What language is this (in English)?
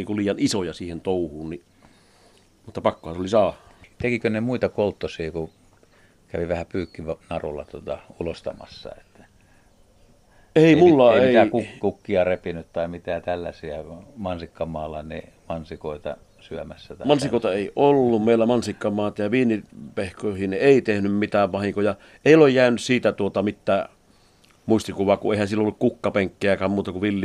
Finnish